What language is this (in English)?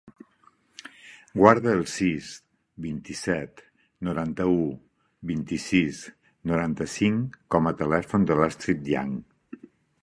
Catalan